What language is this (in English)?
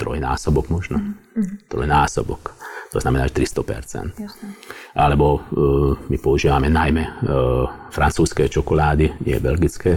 Slovak